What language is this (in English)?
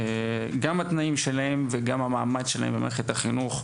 Hebrew